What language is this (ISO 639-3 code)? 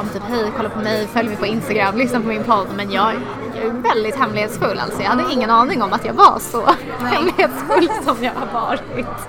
swe